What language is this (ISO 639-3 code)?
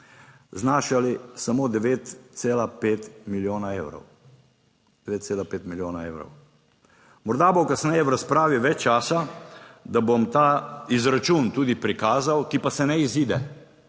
slv